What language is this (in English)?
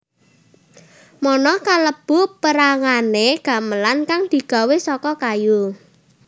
Javanese